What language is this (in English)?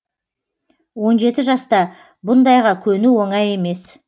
Kazakh